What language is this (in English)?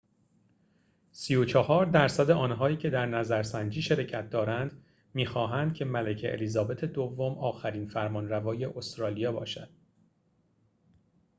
Persian